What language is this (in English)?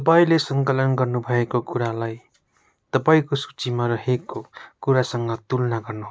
Nepali